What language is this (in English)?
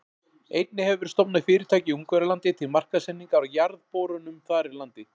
Icelandic